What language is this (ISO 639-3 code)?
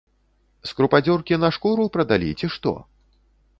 bel